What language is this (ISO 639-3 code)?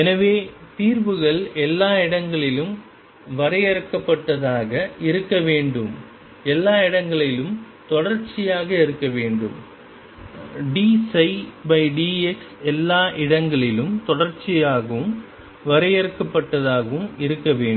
tam